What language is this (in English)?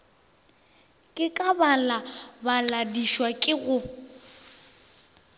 Northern Sotho